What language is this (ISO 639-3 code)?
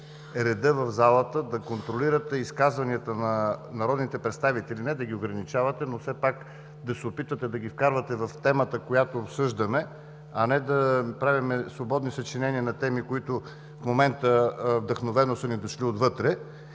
bul